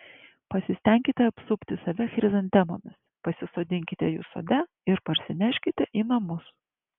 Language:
Lithuanian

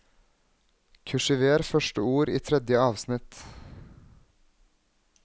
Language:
Norwegian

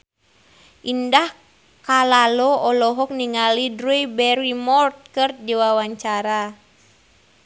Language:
Sundanese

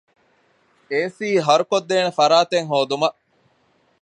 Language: Divehi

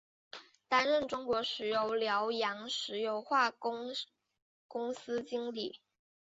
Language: Chinese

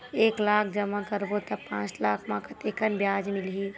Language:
Chhattisgarhi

